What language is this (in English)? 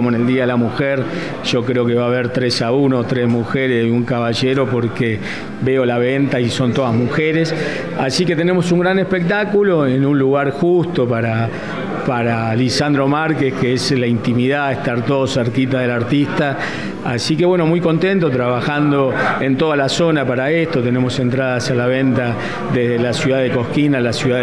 Spanish